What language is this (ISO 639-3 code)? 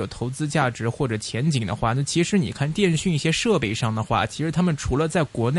zho